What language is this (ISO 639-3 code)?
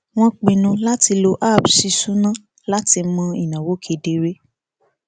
yor